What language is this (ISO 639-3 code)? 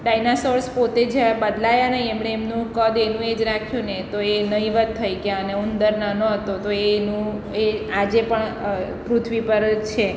guj